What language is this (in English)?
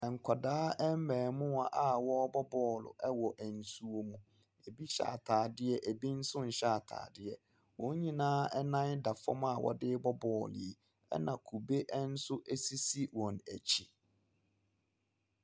Akan